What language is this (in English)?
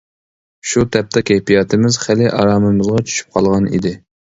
Uyghur